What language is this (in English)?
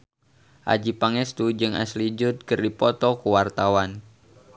Sundanese